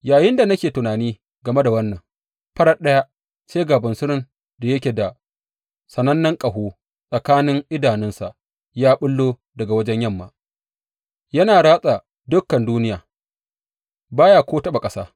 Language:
Hausa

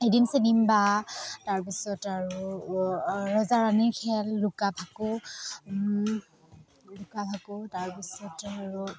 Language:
Assamese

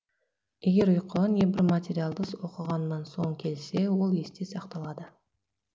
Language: Kazakh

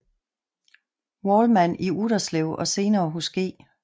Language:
Danish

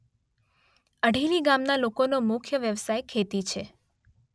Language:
Gujarati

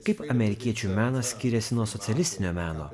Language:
Lithuanian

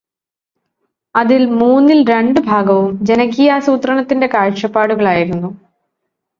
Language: Malayalam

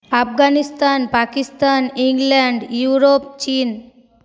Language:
Bangla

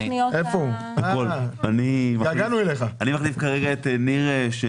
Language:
Hebrew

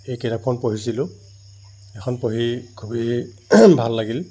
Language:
Assamese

